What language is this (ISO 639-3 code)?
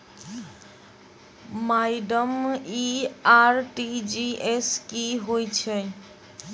mai